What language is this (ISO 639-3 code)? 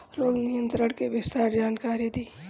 bho